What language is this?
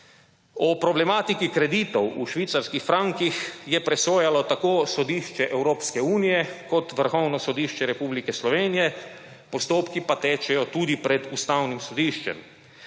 Slovenian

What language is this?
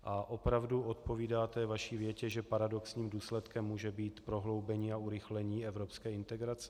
Czech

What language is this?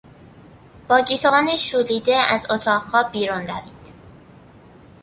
Persian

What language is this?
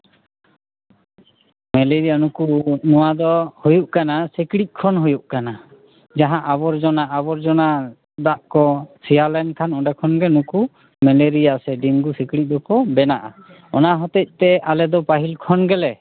Santali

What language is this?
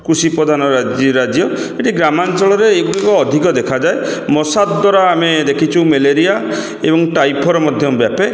Odia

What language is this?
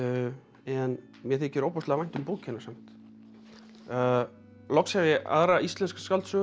Icelandic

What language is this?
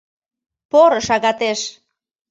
Mari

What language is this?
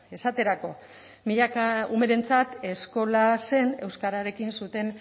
Basque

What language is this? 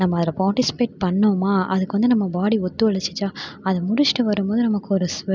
Tamil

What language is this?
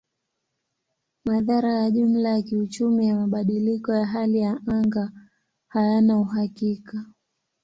Swahili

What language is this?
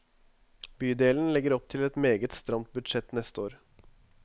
Norwegian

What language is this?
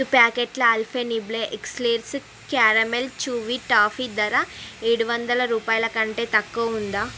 Telugu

